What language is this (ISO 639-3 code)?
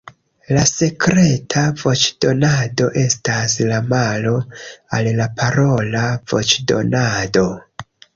epo